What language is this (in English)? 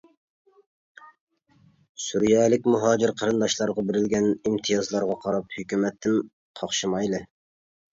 Uyghur